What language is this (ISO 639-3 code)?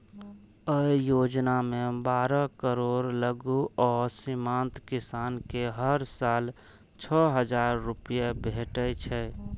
mai